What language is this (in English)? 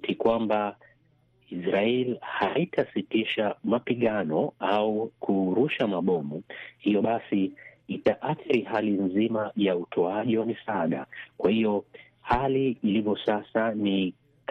Swahili